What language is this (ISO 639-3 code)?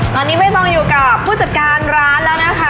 tha